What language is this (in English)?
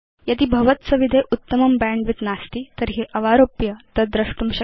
Sanskrit